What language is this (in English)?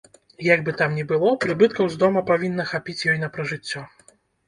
Belarusian